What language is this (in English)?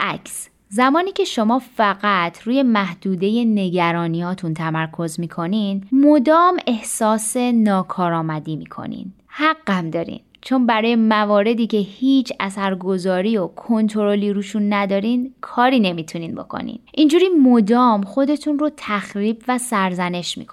Persian